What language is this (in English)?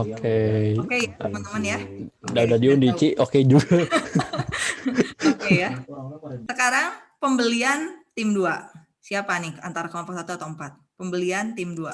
Indonesian